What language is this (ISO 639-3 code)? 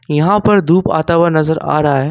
hin